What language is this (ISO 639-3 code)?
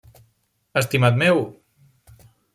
cat